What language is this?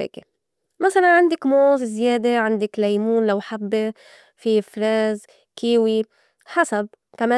North Levantine Arabic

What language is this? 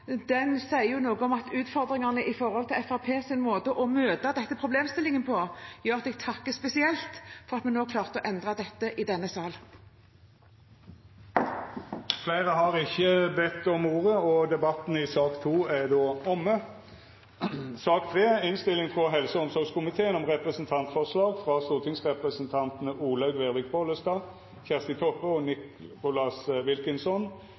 Norwegian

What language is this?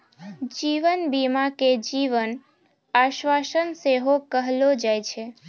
Maithili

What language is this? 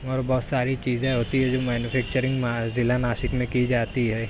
Urdu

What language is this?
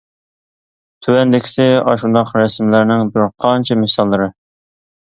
Uyghur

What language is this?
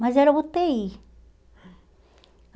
Portuguese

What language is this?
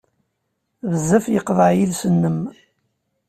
Kabyle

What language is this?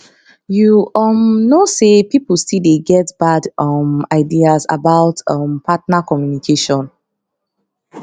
Nigerian Pidgin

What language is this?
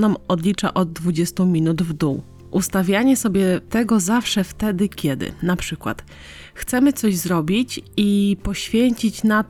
Polish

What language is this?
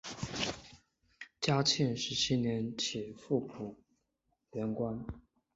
Chinese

